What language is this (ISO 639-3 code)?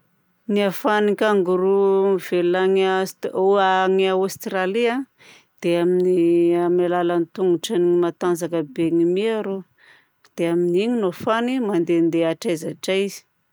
bzc